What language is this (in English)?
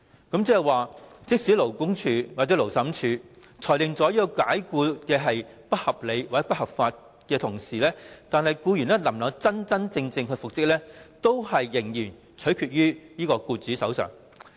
Cantonese